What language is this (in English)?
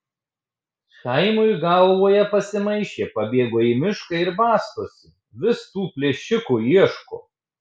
Lithuanian